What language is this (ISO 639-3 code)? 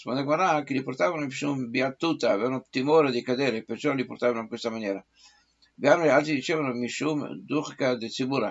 ita